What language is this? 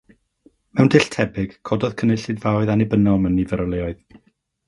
Welsh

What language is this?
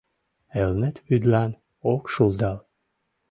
Mari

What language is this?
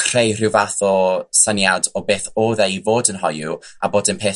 Welsh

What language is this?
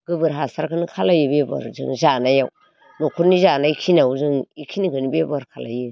Bodo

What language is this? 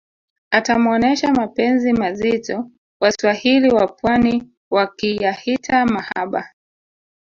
Swahili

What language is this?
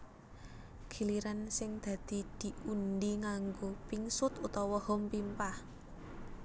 Javanese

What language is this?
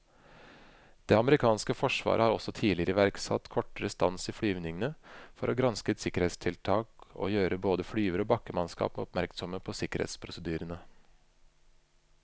Norwegian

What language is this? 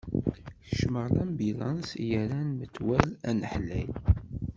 Kabyle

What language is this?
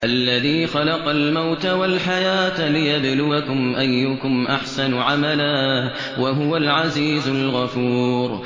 Arabic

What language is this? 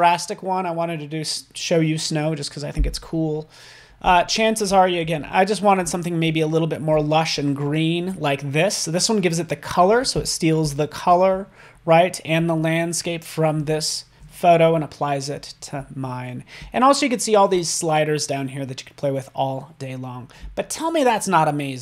English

